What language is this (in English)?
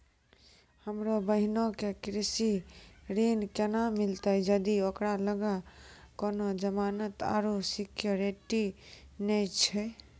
Maithili